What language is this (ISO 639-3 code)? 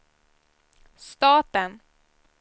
swe